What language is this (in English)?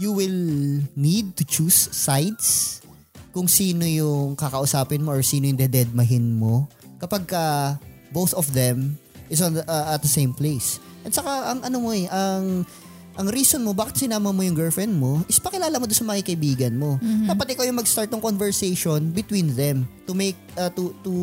Filipino